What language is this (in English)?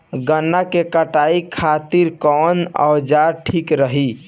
Bhojpuri